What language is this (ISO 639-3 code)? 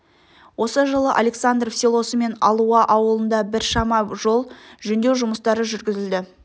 kaz